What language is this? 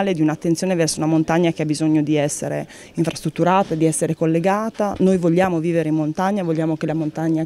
Italian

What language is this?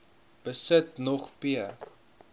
Afrikaans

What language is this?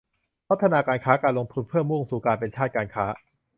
Thai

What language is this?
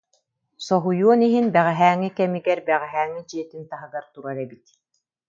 Yakut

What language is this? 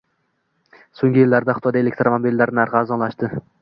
Uzbek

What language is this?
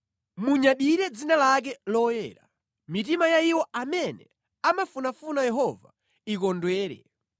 Nyanja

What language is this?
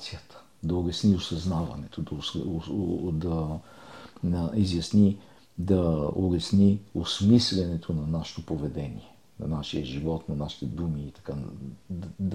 Bulgarian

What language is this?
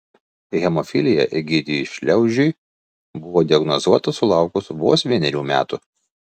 Lithuanian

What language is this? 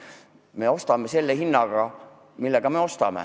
Estonian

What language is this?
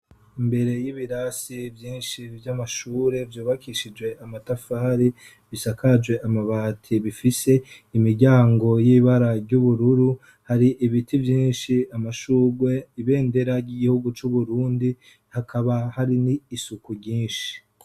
Rundi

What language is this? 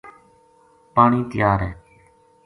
Gujari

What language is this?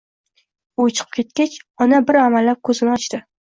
Uzbek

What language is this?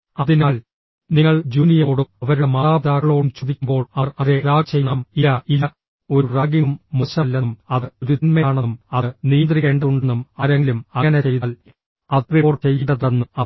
Malayalam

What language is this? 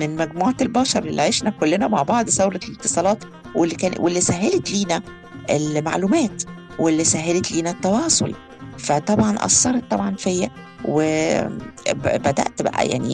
Arabic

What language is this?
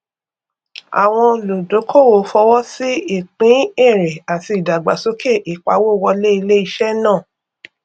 Yoruba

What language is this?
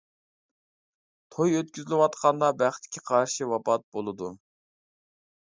Uyghur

